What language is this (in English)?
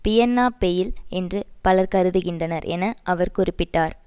Tamil